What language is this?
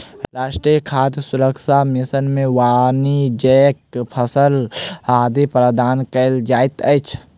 Maithili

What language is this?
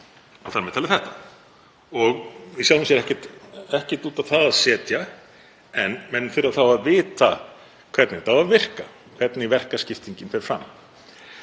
Icelandic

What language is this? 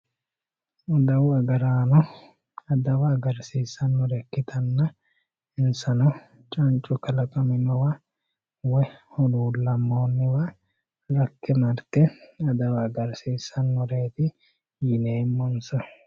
Sidamo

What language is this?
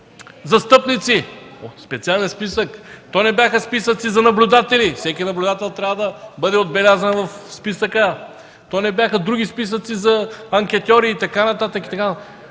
Bulgarian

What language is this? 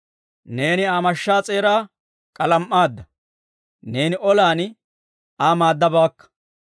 Dawro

